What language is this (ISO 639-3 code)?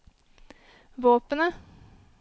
nor